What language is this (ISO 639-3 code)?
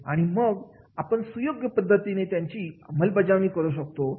mar